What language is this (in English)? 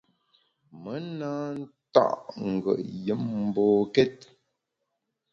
Bamun